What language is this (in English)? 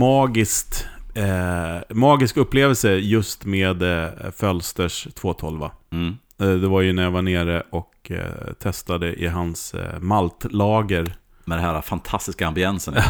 Swedish